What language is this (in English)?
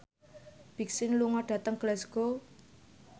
Javanese